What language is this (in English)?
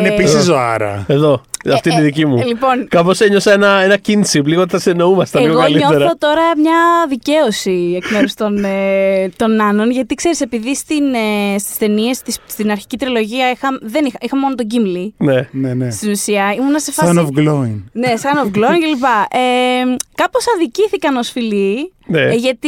Greek